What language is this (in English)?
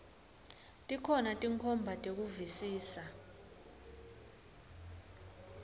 Swati